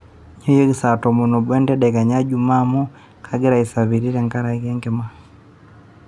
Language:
Masai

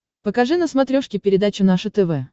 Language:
Russian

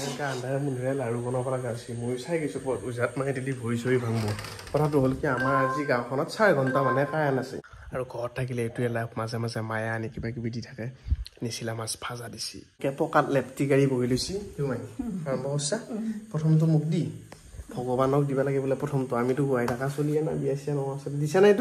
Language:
Indonesian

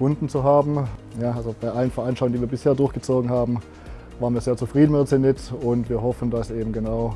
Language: German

